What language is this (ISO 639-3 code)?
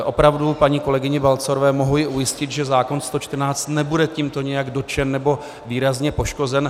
ces